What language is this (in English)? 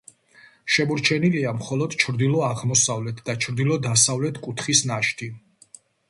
Georgian